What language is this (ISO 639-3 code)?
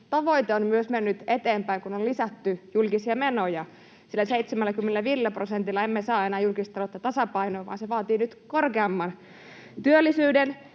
fin